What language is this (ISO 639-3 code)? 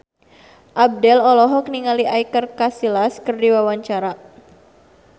sun